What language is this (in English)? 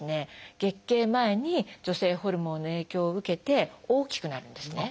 Japanese